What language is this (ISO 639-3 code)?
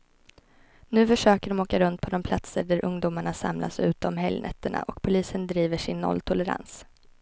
swe